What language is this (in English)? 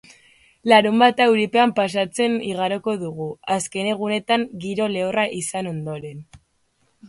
Basque